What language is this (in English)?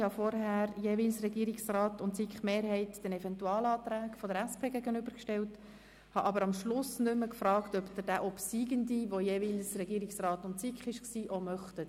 Swiss German